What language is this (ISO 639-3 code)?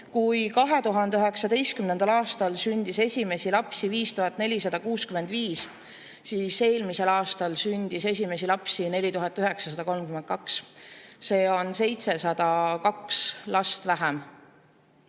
est